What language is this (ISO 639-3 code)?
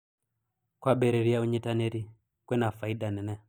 kik